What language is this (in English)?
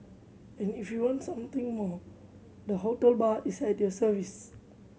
English